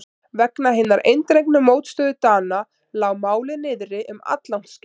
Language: Icelandic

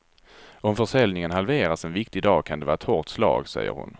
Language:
Swedish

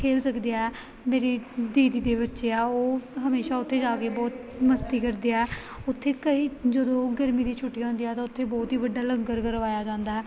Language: Punjabi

